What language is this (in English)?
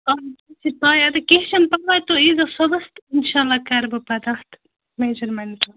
Kashmiri